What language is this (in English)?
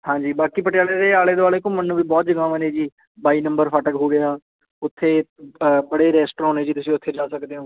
Punjabi